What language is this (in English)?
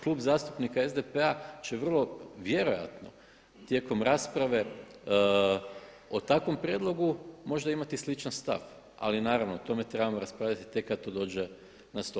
Croatian